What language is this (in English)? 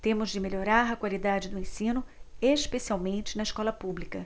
Portuguese